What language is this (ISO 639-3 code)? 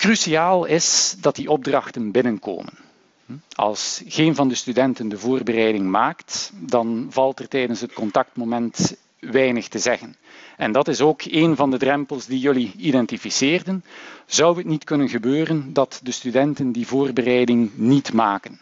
nld